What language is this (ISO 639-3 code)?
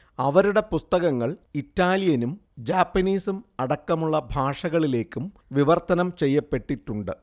mal